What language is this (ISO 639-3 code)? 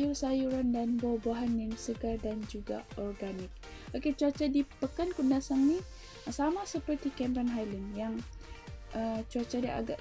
msa